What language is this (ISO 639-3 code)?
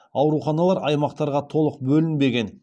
kaz